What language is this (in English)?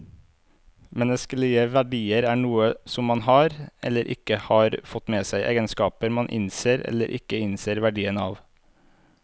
Norwegian